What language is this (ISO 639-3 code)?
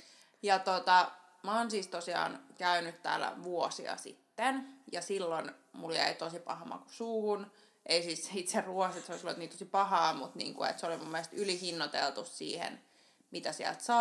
fin